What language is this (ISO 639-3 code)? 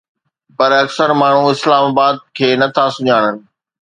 snd